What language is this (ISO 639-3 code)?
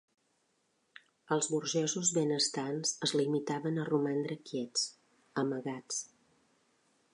cat